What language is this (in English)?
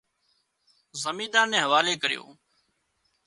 Wadiyara Koli